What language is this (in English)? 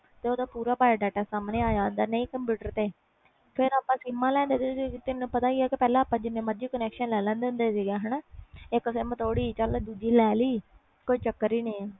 Punjabi